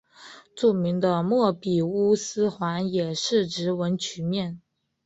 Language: Chinese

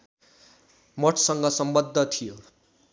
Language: Nepali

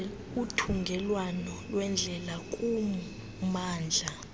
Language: Xhosa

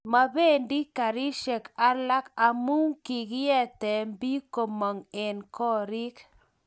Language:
Kalenjin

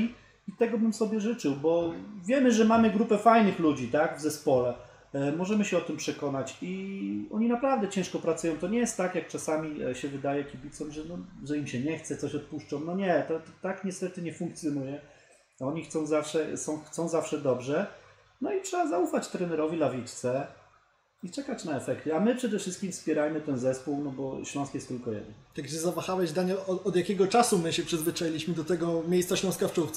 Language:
Polish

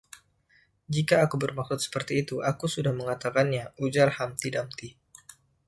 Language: Indonesian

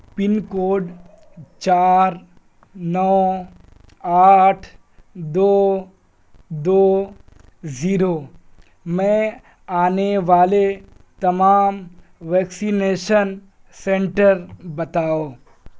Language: Urdu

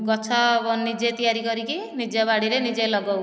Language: Odia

